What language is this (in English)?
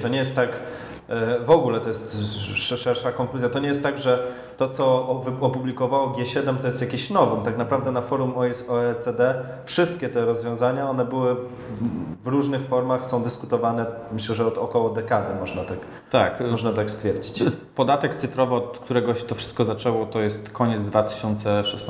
Polish